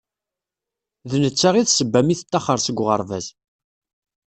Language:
Kabyle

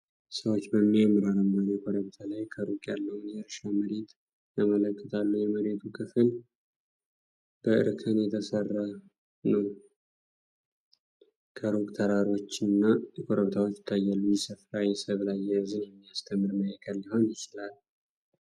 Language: Amharic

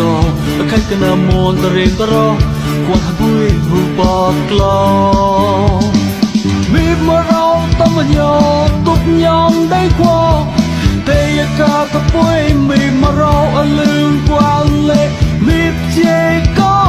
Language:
Thai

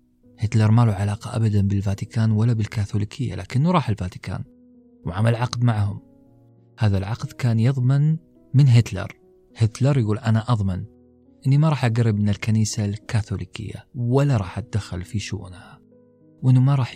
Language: Arabic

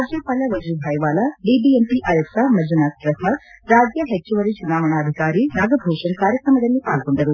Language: Kannada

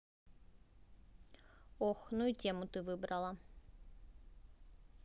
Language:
Russian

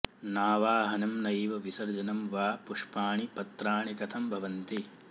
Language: Sanskrit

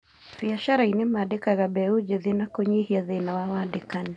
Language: Kikuyu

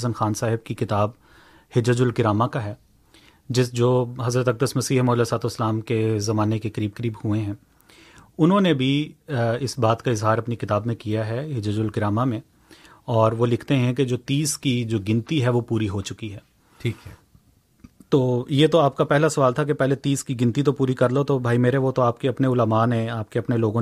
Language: Urdu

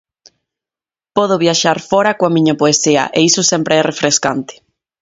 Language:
Galician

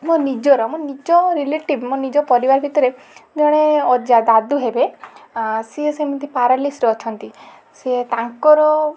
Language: Odia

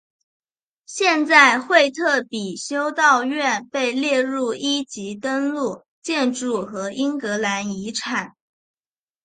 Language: Chinese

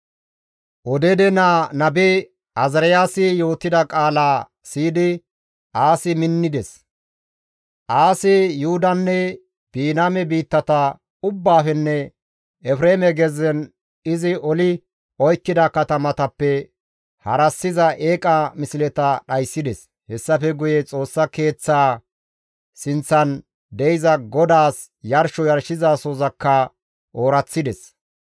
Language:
Gamo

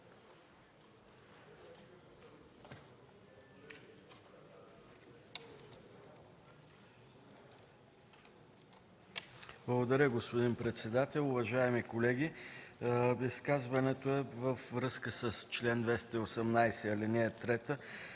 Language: Bulgarian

